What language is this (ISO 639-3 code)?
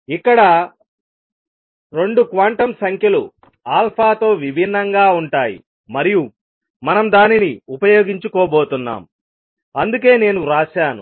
tel